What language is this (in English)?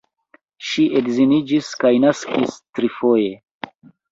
Esperanto